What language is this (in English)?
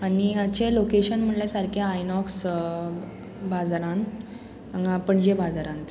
Konkani